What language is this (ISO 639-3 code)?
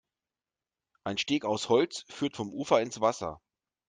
deu